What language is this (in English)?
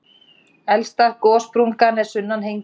Icelandic